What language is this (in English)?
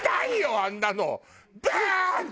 Japanese